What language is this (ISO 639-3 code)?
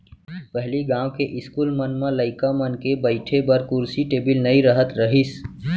hne